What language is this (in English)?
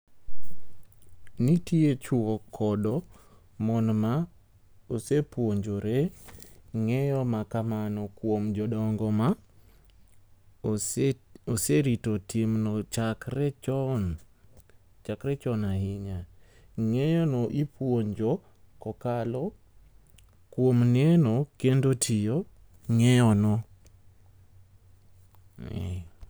Luo (Kenya and Tanzania)